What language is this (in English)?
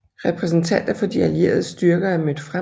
Danish